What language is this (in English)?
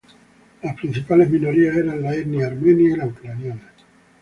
Spanish